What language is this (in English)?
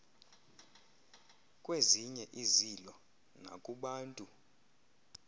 Xhosa